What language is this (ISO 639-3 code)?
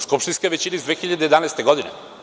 srp